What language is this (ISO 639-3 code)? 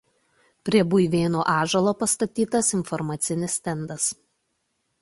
lit